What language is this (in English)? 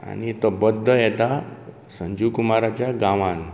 Konkani